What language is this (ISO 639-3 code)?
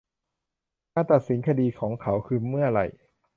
tha